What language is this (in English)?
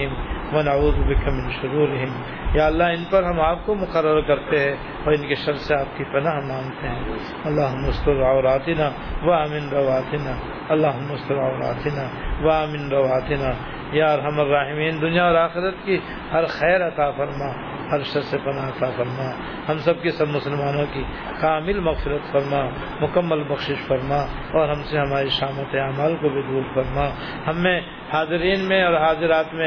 Urdu